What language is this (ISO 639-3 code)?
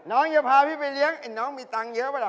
tha